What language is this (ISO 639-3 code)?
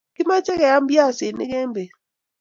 kln